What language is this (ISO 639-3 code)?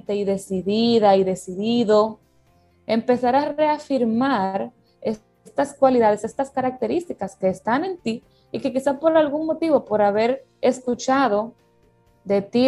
spa